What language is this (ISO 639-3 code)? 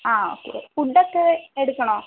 mal